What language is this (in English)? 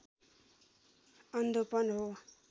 Nepali